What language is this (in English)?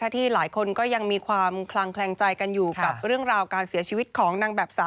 Thai